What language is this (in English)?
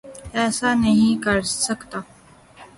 Urdu